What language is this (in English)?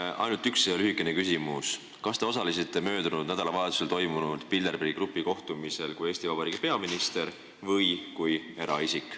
Estonian